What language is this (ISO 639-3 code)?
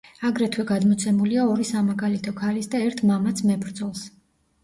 kat